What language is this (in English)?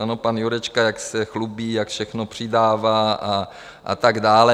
Czech